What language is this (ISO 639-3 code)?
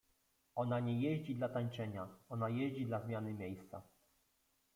pol